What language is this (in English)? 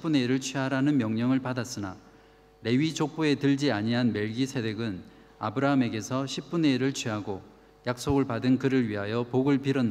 Korean